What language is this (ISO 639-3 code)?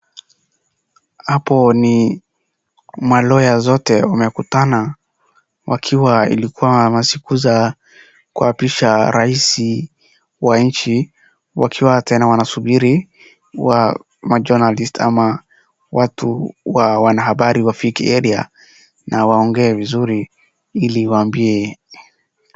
swa